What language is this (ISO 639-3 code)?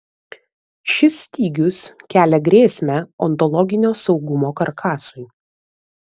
lit